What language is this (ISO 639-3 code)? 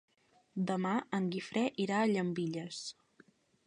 cat